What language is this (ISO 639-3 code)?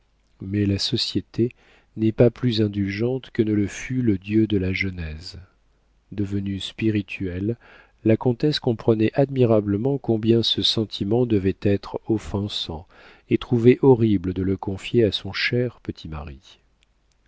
fra